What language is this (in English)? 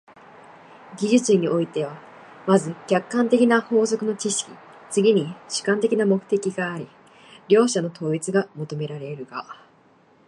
Japanese